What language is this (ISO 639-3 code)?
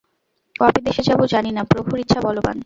ben